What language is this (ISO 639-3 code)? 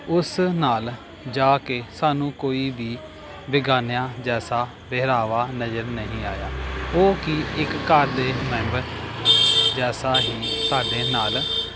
pan